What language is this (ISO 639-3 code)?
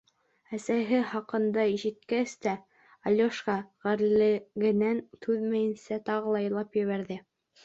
bak